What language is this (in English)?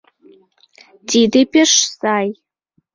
Mari